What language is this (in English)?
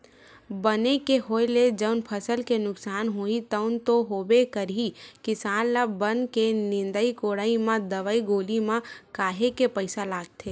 Chhattisgarhi